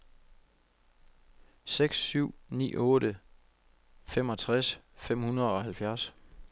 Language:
Danish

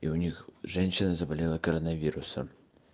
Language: Russian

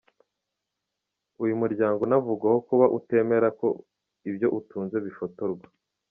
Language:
Kinyarwanda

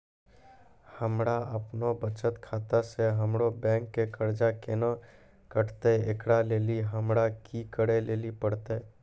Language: Maithili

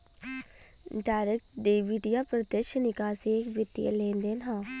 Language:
Bhojpuri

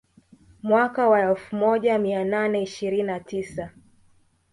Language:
Swahili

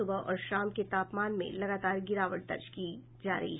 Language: Hindi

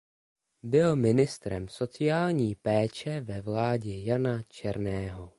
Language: Czech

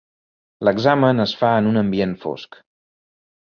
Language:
Catalan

